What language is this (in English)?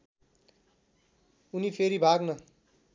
Nepali